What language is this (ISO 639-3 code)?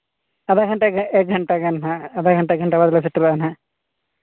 sat